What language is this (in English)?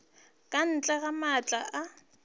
Northern Sotho